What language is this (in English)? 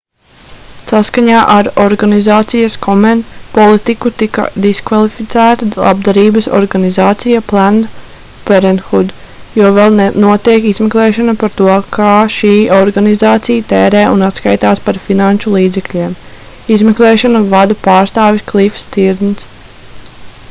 Latvian